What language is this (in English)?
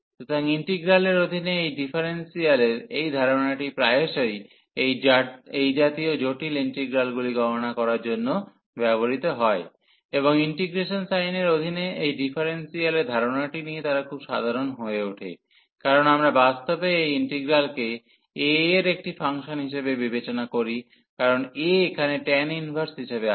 Bangla